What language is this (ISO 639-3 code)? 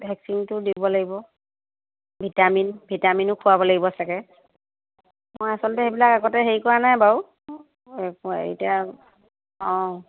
asm